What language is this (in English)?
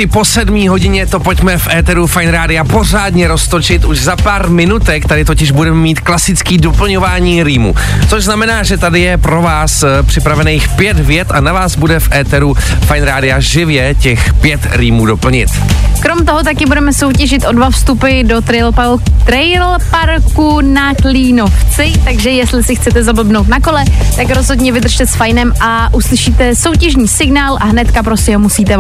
Czech